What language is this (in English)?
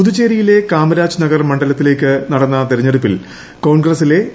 Malayalam